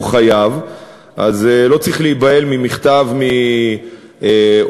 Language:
Hebrew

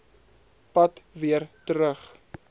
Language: Afrikaans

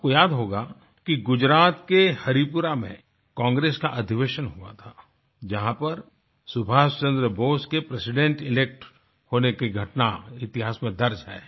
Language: Hindi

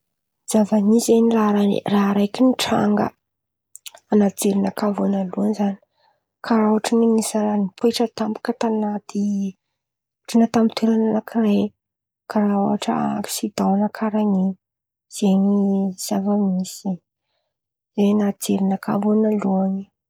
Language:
Antankarana Malagasy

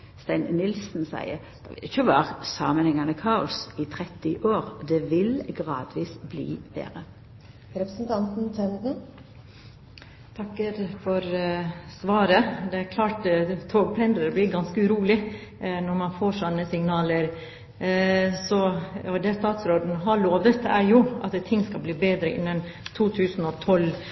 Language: Norwegian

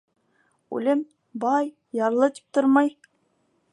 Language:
Bashkir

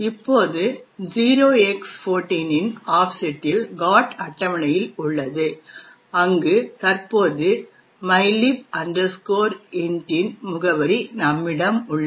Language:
Tamil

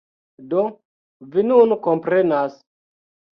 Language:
Esperanto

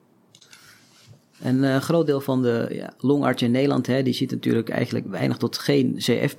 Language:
Dutch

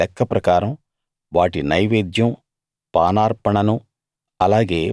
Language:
Telugu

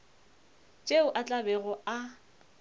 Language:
Northern Sotho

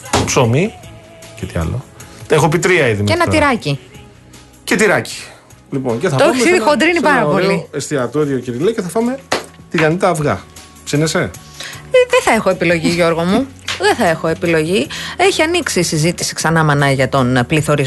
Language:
Greek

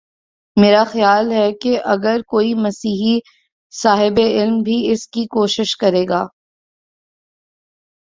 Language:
Urdu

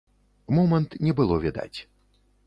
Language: Belarusian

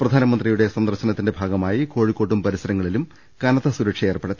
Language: Malayalam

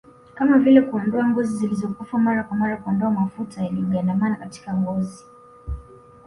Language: Swahili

